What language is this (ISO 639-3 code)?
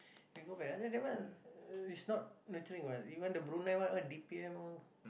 eng